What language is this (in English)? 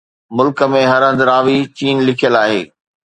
Sindhi